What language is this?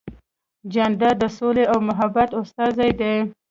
Pashto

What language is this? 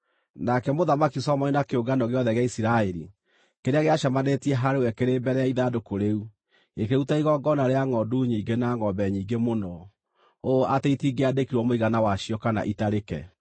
Kikuyu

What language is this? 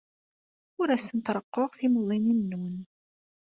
Kabyle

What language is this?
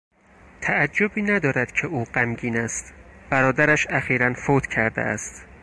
Persian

